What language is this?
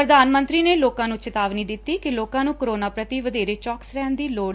Punjabi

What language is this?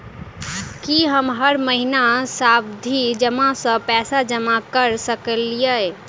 Maithili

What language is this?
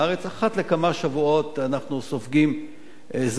Hebrew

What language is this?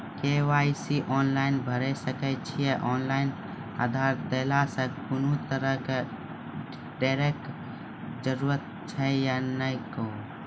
Maithili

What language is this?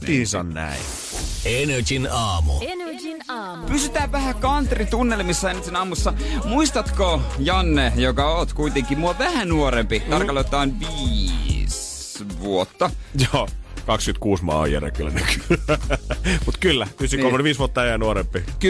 Finnish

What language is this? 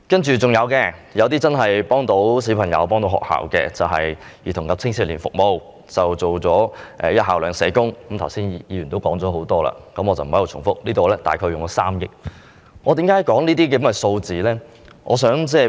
Cantonese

